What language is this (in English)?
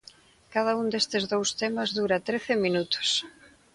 Galician